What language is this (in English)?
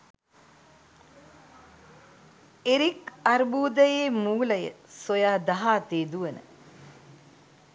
Sinhala